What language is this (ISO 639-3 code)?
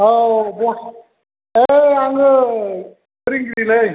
brx